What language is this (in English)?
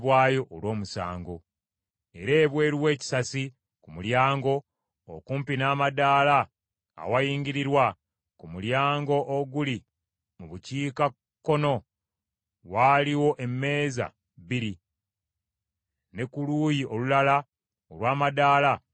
Ganda